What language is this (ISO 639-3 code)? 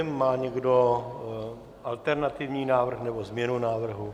ces